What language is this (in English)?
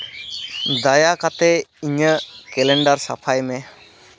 Santali